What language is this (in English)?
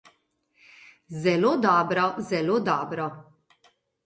Slovenian